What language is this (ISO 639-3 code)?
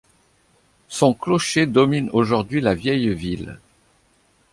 fra